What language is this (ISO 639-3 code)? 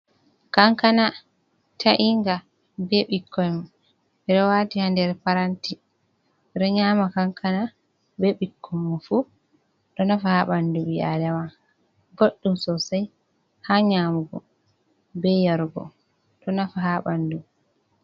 ful